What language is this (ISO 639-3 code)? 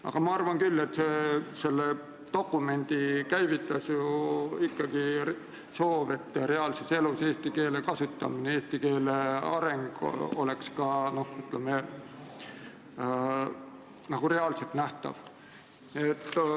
est